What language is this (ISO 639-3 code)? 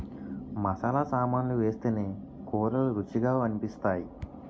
tel